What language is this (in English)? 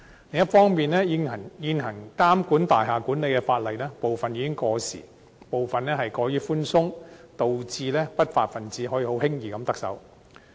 Cantonese